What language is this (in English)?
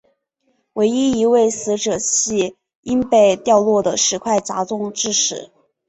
Chinese